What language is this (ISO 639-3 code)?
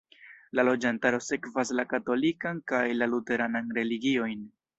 epo